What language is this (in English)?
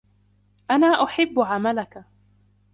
Arabic